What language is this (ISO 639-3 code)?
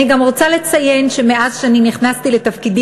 heb